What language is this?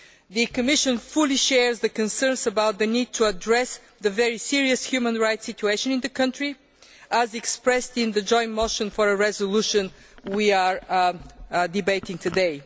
English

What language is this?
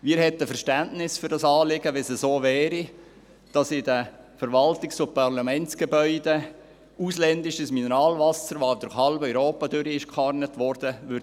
Swiss German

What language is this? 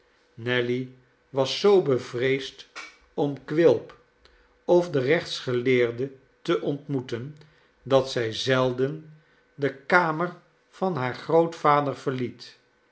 Dutch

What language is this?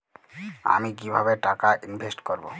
Bangla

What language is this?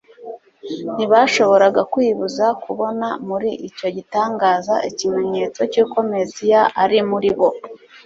Kinyarwanda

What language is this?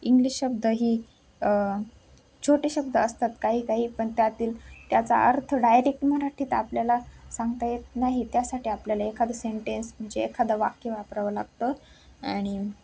Marathi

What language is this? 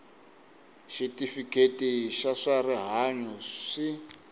Tsonga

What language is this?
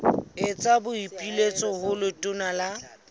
Southern Sotho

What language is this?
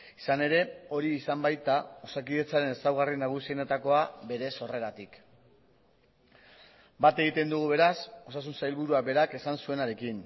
Basque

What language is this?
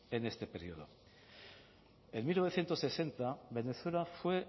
Spanish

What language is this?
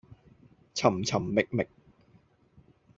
Cantonese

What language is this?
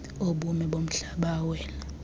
Xhosa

